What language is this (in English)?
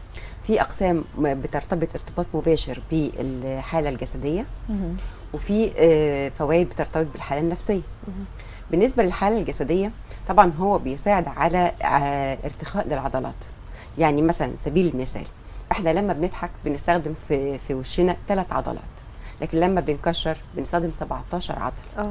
Arabic